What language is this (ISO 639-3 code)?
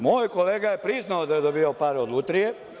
srp